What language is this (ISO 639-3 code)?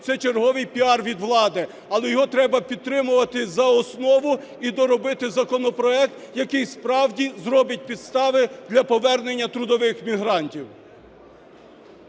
ukr